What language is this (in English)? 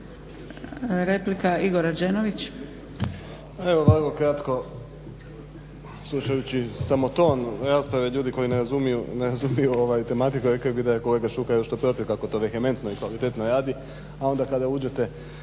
Croatian